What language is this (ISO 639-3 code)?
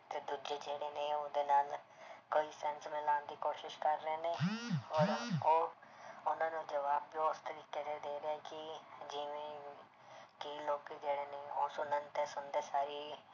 pan